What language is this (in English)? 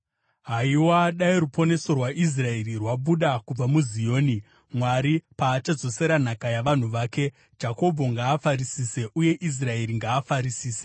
Shona